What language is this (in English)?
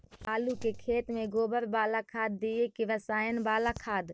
Magahi